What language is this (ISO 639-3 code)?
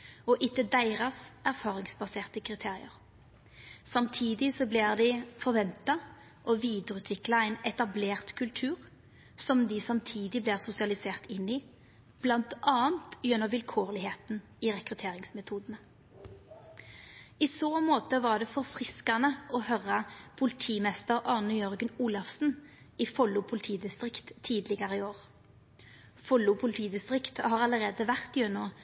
nno